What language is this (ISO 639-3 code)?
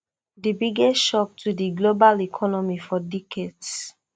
pcm